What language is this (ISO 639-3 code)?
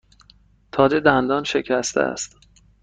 fas